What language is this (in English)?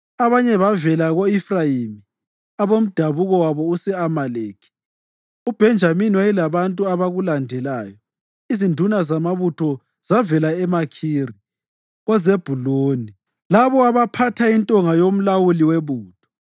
North Ndebele